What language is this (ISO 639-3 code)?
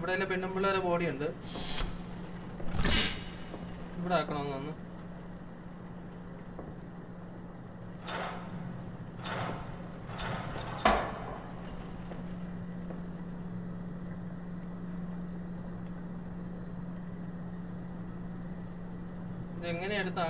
hin